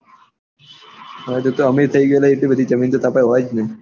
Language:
Gujarati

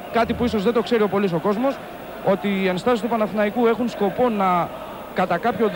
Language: Greek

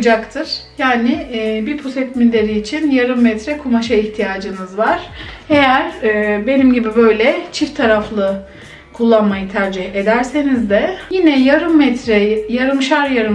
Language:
Turkish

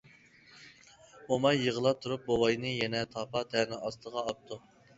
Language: Uyghur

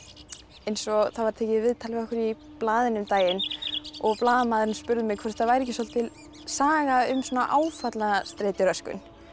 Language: Icelandic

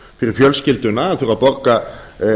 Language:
Icelandic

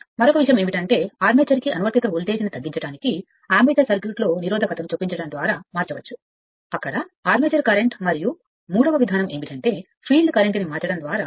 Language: Telugu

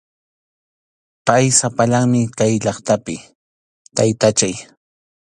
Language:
Arequipa-La Unión Quechua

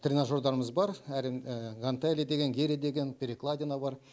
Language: Kazakh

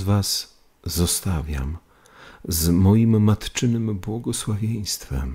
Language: Polish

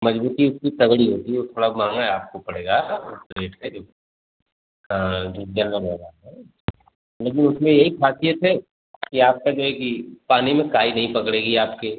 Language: Hindi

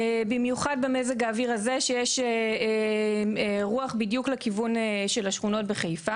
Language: Hebrew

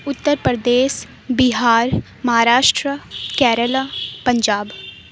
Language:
Urdu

